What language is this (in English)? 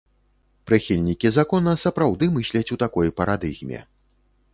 Belarusian